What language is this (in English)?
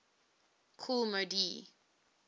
English